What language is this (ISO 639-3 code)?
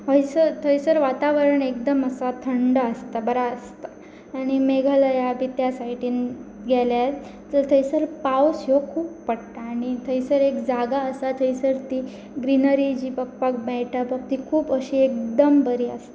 kok